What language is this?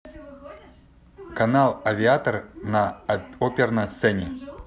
Russian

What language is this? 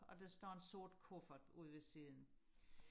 Danish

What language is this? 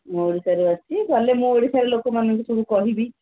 Odia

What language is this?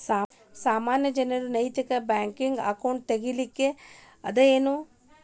Kannada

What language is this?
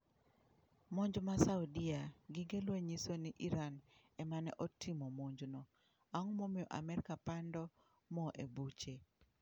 Luo (Kenya and Tanzania)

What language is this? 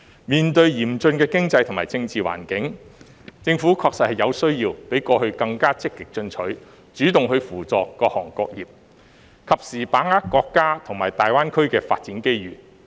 Cantonese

